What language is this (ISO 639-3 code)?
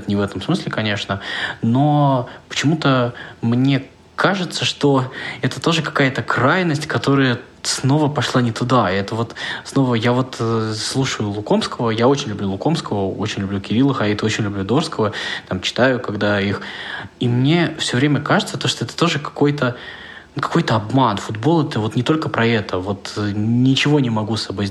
rus